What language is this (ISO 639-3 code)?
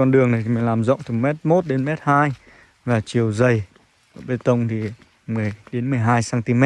vie